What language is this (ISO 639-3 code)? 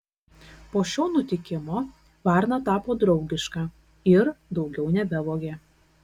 lit